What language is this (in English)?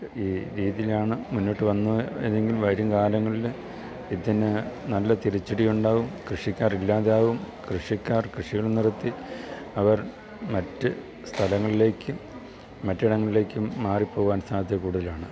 Malayalam